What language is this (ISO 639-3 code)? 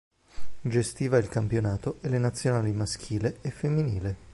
ita